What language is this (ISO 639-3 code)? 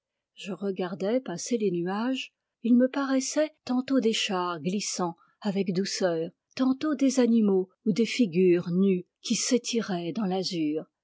fra